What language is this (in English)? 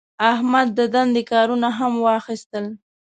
Pashto